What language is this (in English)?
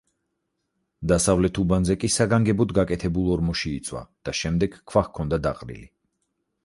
Georgian